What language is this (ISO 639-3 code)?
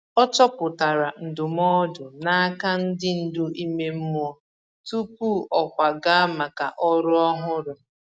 ibo